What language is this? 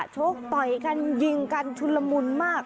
Thai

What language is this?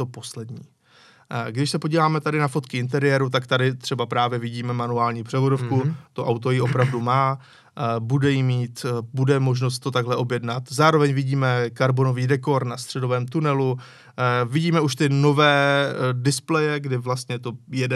Czech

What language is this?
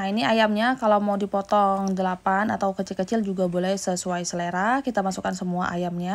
Indonesian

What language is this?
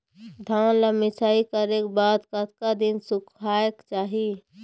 Chhattisgarhi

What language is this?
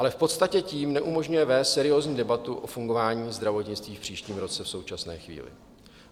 Czech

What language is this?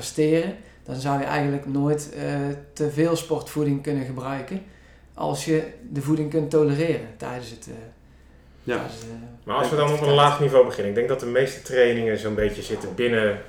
Dutch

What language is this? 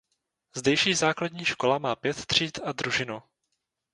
Czech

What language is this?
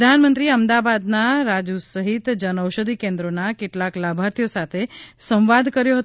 Gujarati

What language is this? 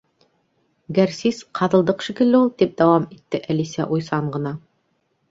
Bashkir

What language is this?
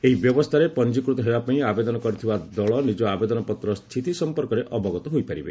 Odia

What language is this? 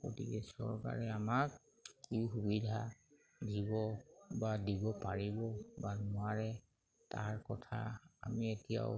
Assamese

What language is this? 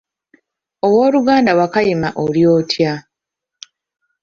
Ganda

